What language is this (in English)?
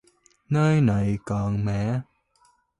Vietnamese